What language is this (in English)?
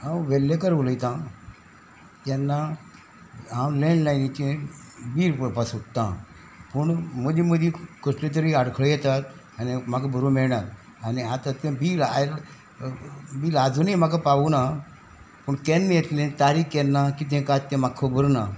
Konkani